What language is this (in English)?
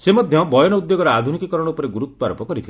Odia